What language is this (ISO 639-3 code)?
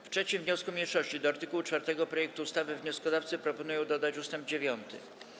pol